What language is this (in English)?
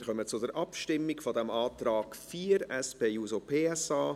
Swiss German